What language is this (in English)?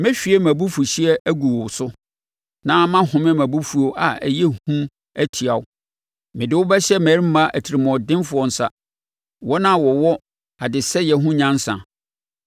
Akan